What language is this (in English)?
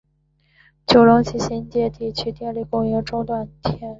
Chinese